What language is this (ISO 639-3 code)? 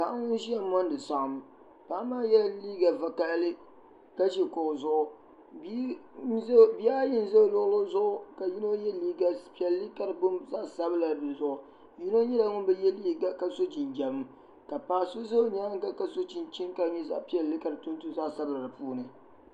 dag